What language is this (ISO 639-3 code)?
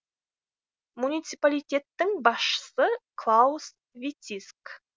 kaz